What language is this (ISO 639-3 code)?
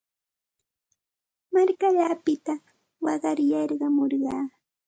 qxt